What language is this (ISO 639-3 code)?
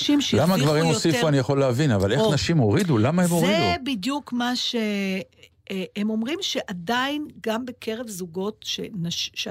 heb